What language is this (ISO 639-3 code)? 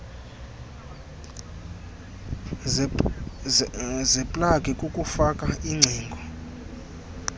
xho